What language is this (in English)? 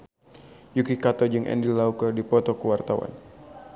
Sundanese